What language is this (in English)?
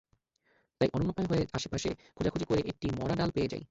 Bangla